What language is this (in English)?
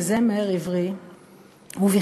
Hebrew